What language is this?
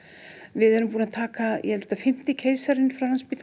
Icelandic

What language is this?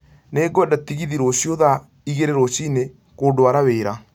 Kikuyu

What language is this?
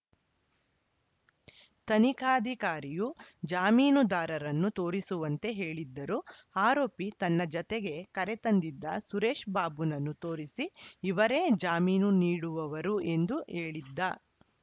Kannada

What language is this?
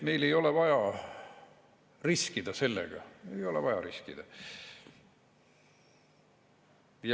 Estonian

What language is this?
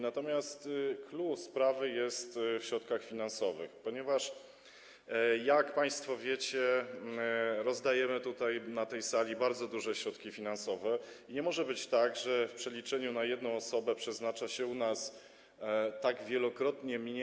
Polish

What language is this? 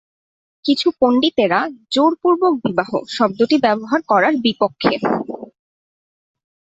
Bangla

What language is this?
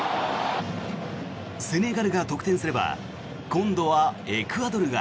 Japanese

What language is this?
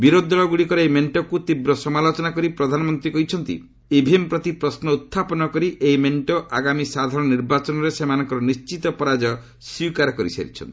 Odia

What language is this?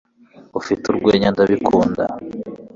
Kinyarwanda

